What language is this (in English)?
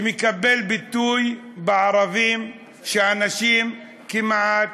Hebrew